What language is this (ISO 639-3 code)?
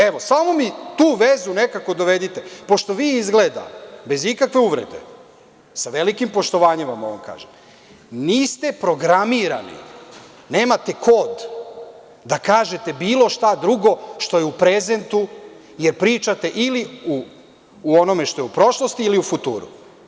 srp